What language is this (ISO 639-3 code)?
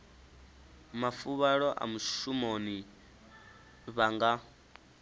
ven